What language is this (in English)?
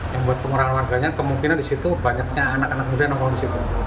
Indonesian